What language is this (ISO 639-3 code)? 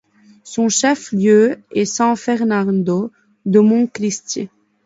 fra